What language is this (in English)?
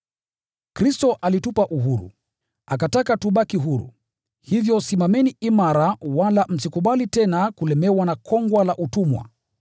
Swahili